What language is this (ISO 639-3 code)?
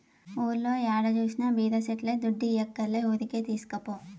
tel